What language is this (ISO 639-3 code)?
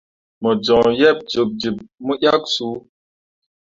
mua